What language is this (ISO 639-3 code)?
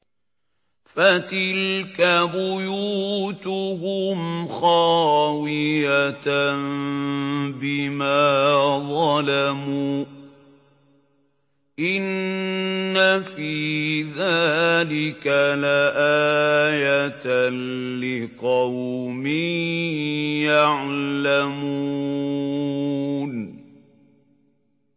ara